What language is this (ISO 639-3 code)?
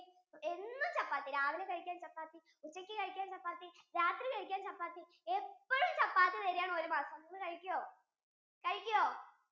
mal